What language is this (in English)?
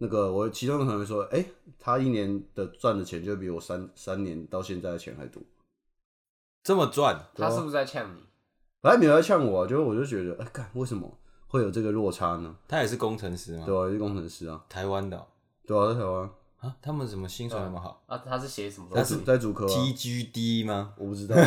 Chinese